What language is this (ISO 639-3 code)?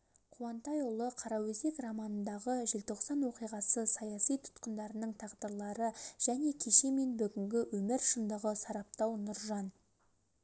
kaz